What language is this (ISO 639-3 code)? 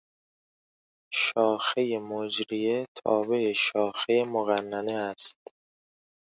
fas